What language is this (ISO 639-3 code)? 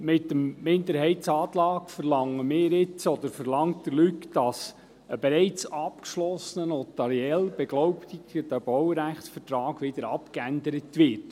gsw